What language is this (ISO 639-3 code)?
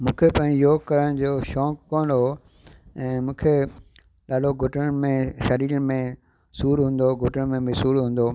snd